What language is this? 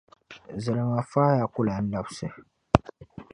Dagbani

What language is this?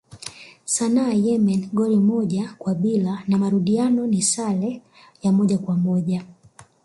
Swahili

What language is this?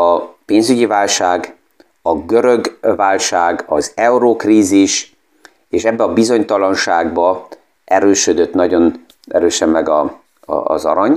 Hungarian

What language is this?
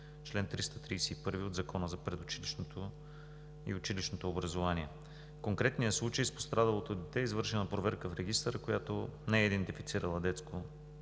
Bulgarian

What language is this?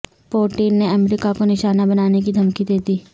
Urdu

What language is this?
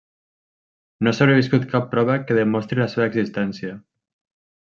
Catalan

